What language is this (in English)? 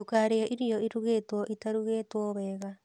Kikuyu